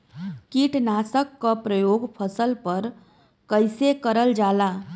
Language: Bhojpuri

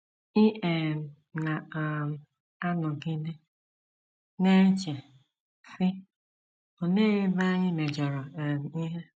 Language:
Igbo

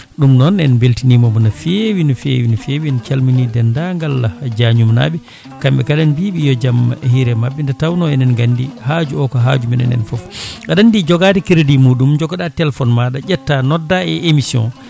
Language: Fula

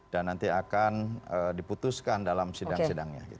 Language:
Indonesian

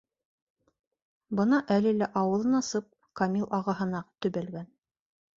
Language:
Bashkir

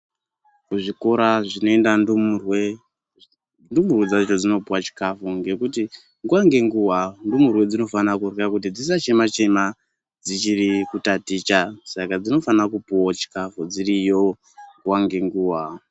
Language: Ndau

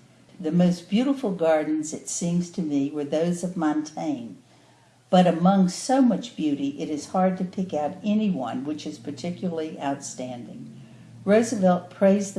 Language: English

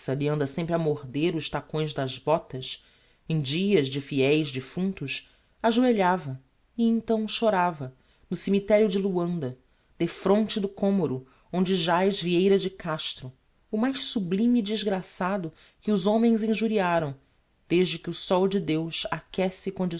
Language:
Portuguese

